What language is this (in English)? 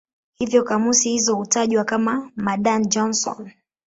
Swahili